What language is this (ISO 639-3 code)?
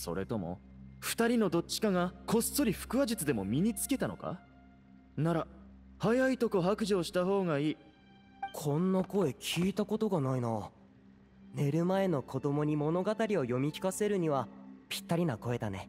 jpn